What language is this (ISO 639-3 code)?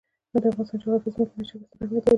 pus